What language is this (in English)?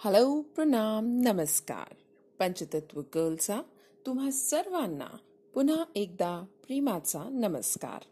Hindi